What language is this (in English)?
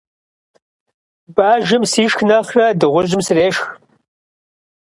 Kabardian